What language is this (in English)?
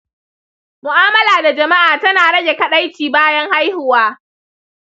Hausa